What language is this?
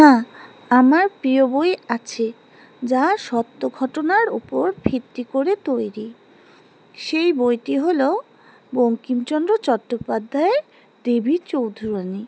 Bangla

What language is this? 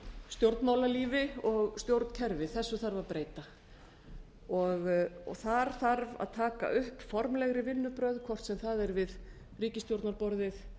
Icelandic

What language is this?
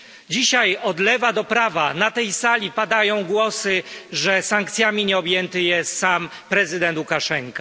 Polish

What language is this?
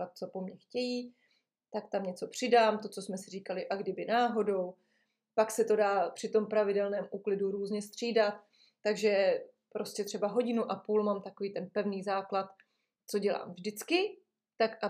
Czech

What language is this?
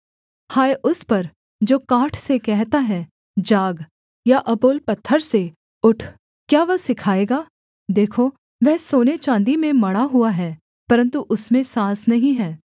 Hindi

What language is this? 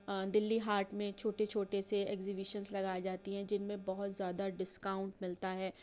Urdu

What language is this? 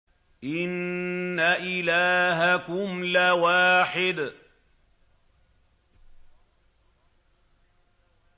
Arabic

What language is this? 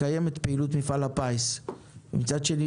Hebrew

